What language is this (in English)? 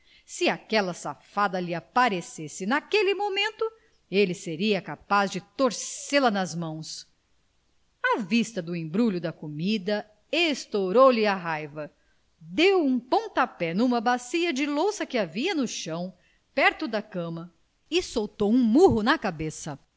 Portuguese